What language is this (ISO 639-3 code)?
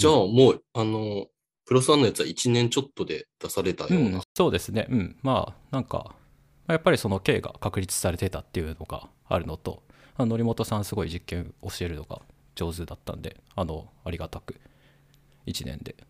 jpn